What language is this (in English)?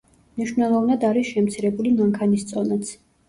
Georgian